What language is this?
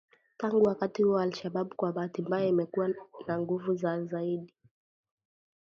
Swahili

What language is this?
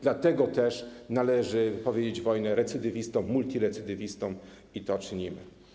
Polish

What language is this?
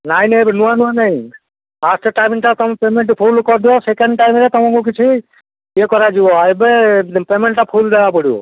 Odia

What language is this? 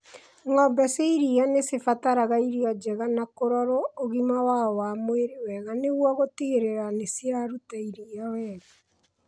Kikuyu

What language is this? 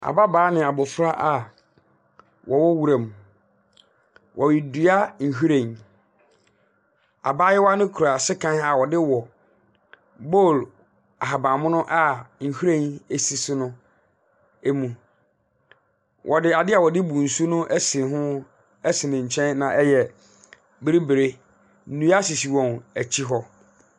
Akan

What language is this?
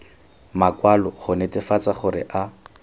Tswana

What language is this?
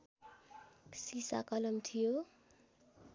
Nepali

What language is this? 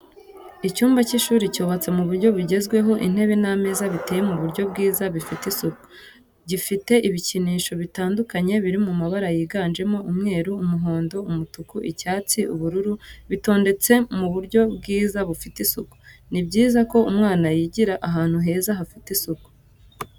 Kinyarwanda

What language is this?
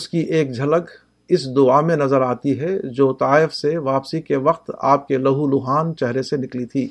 Urdu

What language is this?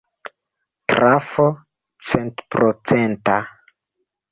Esperanto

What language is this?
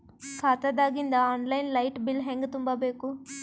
Kannada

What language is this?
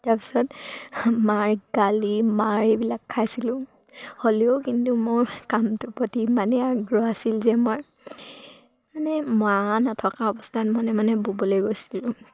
Assamese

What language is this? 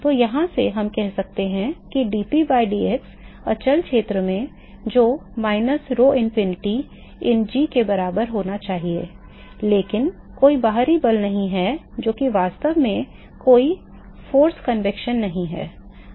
Hindi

